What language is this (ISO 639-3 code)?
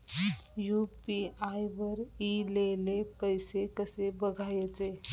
mar